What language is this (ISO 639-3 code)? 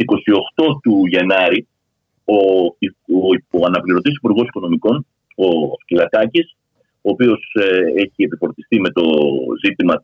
ell